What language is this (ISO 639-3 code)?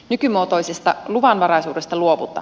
fin